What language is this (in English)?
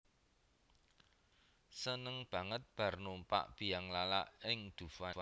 Javanese